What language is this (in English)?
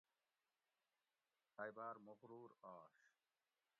Gawri